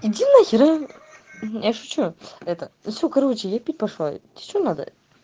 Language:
Russian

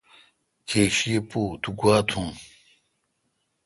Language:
Kalkoti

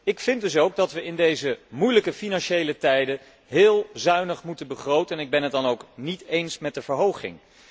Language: Dutch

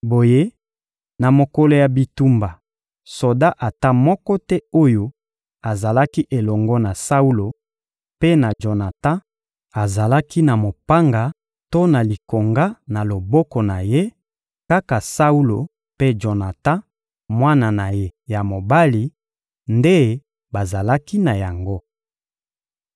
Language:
Lingala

